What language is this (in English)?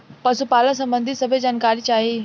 Bhojpuri